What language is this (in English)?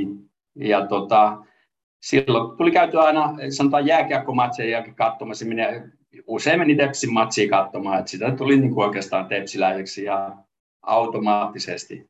Finnish